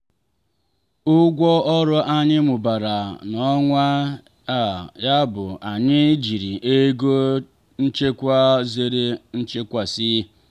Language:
Igbo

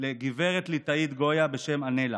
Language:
Hebrew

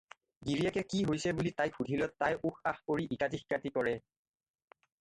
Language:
Assamese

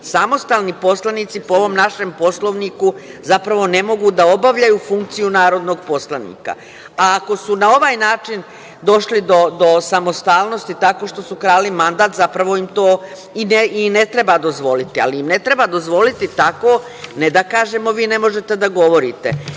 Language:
Serbian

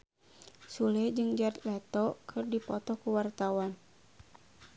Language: Sundanese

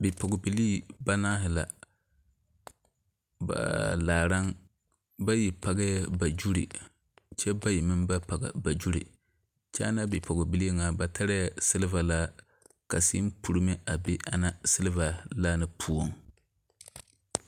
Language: Southern Dagaare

